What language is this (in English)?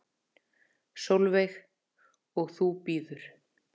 Icelandic